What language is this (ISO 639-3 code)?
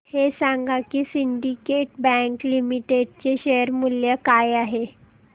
mar